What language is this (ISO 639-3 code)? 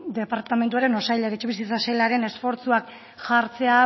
eus